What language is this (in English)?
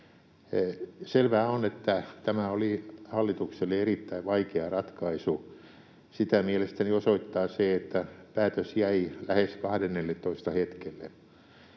Finnish